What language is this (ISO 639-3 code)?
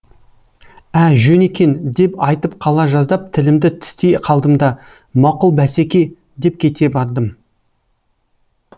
kaz